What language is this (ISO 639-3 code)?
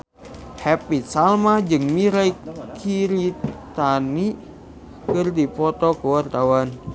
sun